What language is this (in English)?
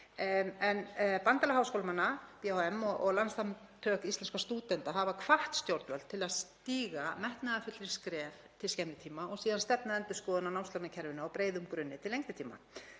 Icelandic